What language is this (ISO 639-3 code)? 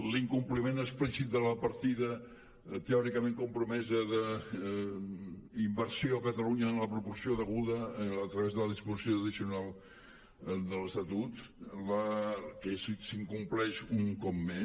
cat